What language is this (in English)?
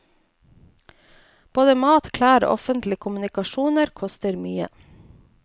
Norwegian